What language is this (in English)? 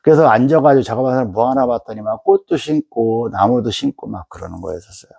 Korean